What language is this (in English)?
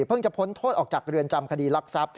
Thai